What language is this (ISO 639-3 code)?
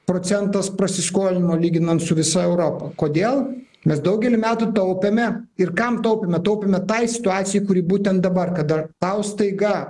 lit